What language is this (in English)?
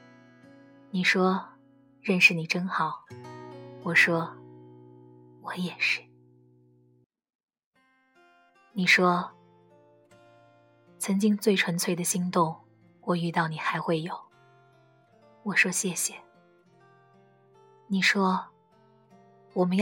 Chinese